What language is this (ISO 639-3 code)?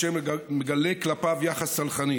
heb